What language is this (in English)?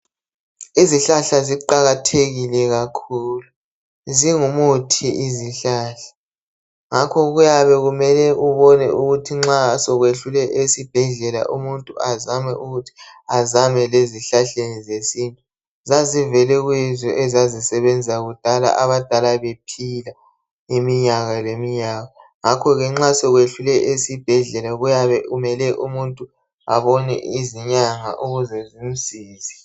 North Ndebele